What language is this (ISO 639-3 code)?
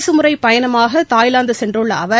tam